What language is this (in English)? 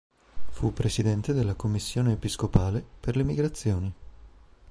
Italian